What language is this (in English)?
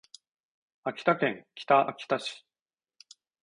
Japanese